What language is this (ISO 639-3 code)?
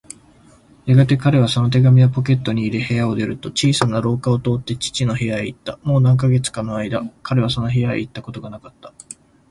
jpn